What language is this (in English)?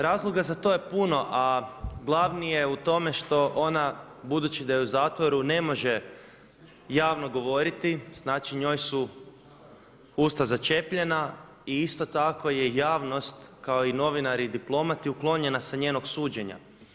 Croatian